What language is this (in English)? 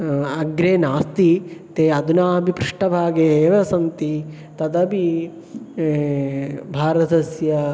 Sanskrit